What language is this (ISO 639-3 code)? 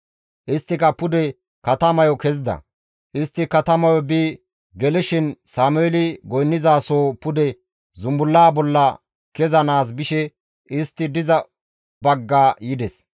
gmv